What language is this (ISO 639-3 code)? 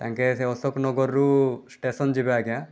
ori